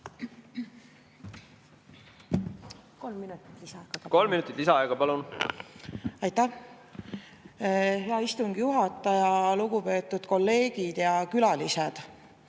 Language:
Estonian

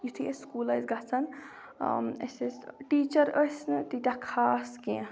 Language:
Kashmiri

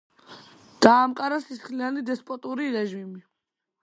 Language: Georgian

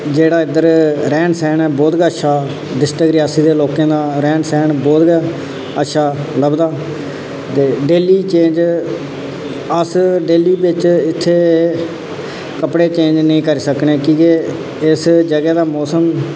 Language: Dogri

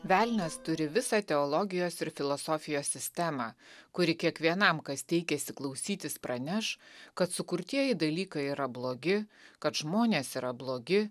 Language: Lithuanian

